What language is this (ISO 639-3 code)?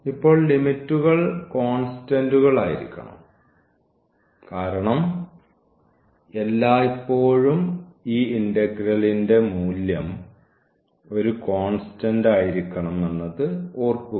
mal